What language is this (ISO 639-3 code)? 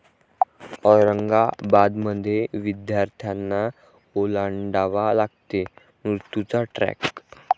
mar